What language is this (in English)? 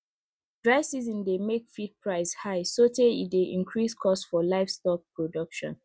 Nigerian Pidgin